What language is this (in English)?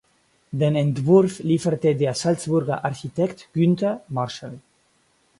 German